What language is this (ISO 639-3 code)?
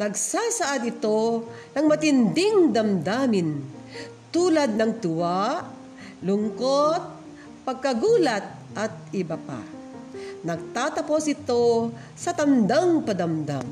fil